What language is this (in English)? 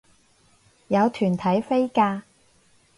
Cantonese